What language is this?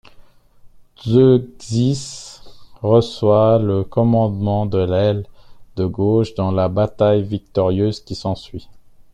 French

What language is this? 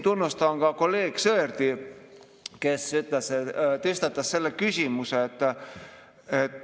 Estonian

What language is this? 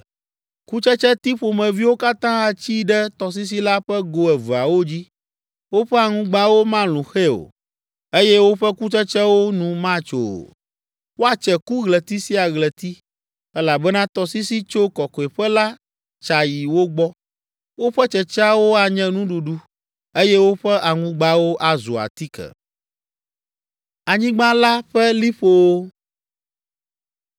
Ewe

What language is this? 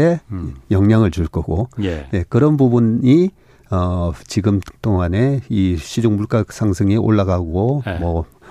Korean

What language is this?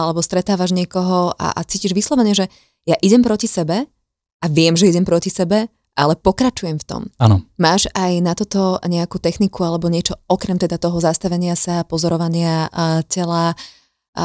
Slovak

